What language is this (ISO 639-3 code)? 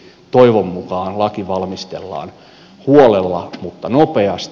fin